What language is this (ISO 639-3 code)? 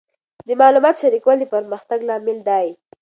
pus